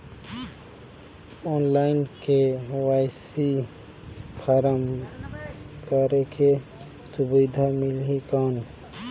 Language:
Chhattisgarhi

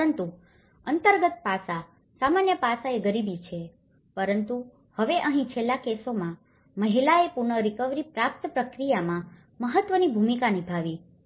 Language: Gujarati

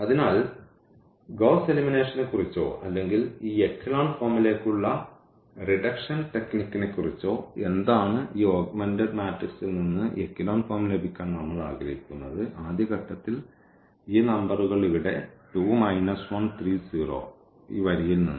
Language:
Malayalam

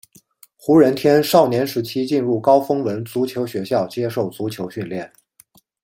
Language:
Chinese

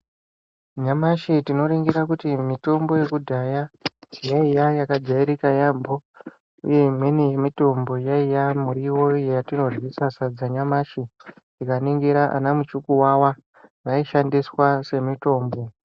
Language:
Ndau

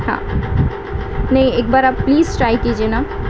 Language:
Urdu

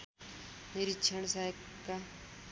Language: Nepali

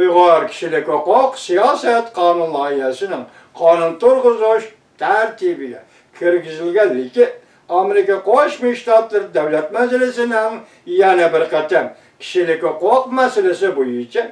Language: Turkish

